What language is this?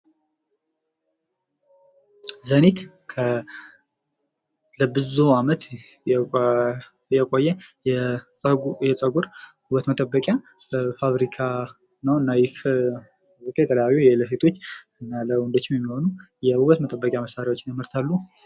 Amharic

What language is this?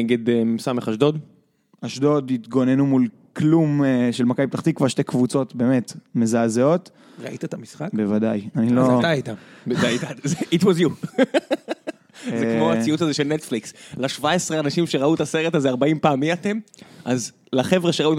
Hebrew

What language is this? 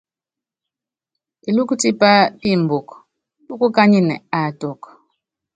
Yangben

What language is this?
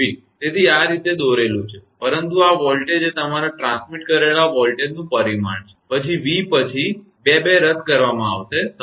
Gujarati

